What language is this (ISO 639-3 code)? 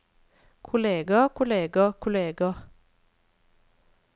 nor